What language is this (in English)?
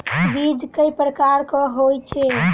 Maithili